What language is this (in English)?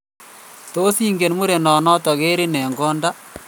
Kalenjin